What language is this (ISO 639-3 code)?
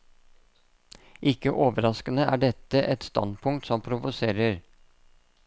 nor